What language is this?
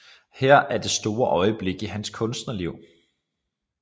Danish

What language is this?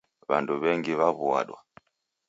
Taita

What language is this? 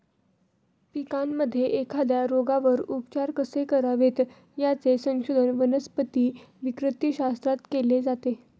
Marathi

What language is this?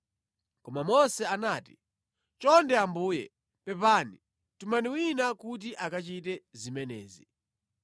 Nyanja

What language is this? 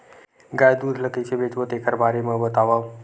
Chhattisgarhi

